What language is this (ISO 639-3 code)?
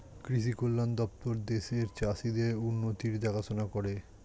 ben